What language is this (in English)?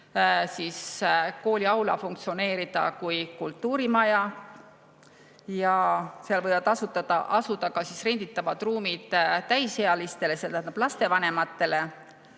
Estonian